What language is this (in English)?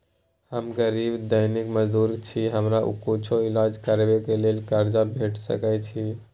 Maithili